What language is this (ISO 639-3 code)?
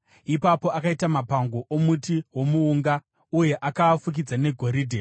sna